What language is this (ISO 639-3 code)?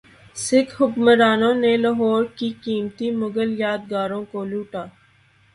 urd